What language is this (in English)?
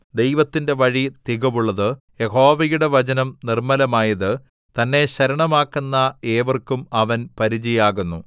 Malayalam